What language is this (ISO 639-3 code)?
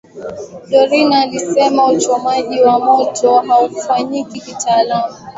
swa